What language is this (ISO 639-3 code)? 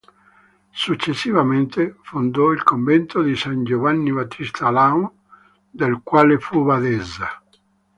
ita